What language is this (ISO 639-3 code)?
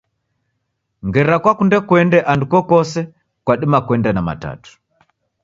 dav